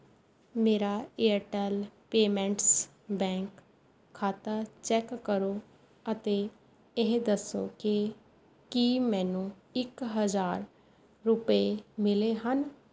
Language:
Punjabi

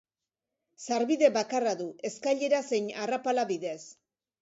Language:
Basque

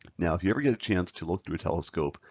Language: English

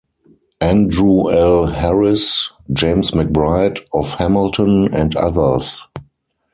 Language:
English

